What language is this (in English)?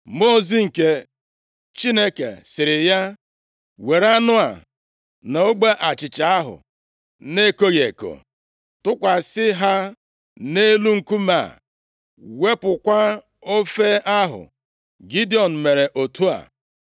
Igbo